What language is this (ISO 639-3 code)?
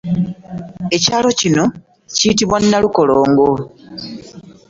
lug